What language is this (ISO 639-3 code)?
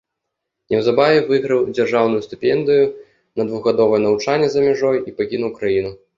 bel